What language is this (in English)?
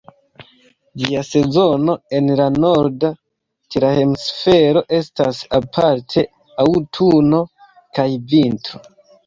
Esperanto